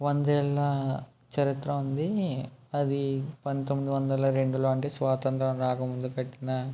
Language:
Telugu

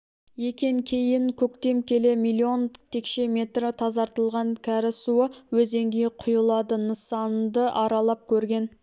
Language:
Kazakh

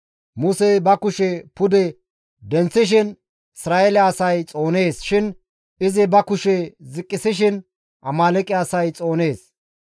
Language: Gamo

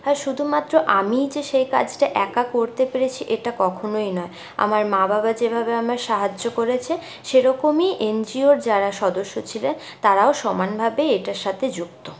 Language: Bangla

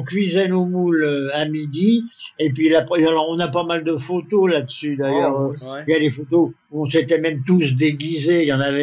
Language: French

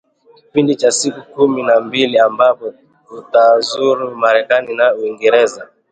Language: Swahili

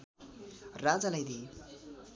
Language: Nepali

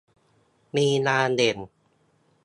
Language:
Thai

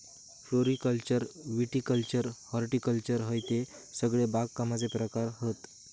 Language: Marathi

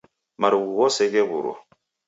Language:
Taita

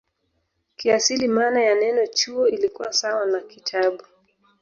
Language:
Swahili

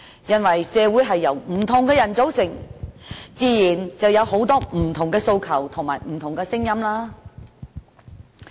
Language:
Cantonese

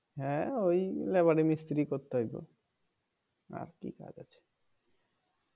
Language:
Bangla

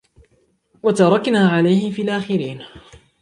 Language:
Arabic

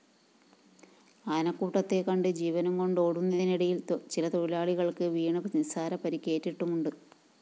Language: Malayalam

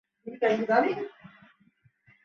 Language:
Bangla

